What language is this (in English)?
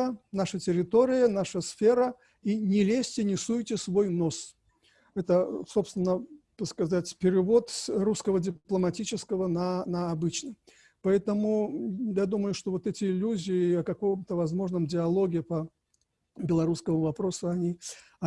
Russian